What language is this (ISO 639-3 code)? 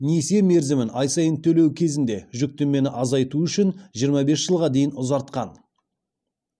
kaz